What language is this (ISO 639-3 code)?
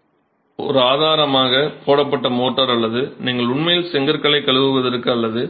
tam